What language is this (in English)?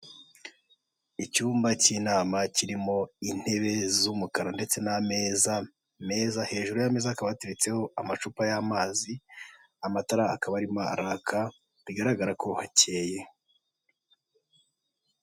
Kinyarwanda